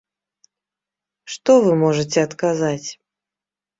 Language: Belarusian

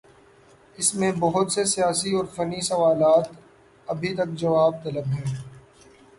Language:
Urdu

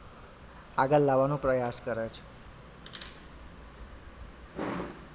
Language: Gujarati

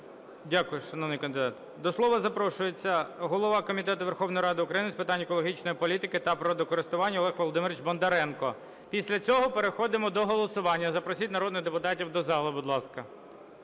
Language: Ukrainian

